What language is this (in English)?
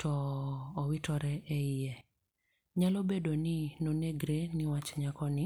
Luo (Kenya and Tanzania)